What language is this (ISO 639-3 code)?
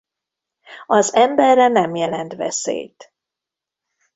hun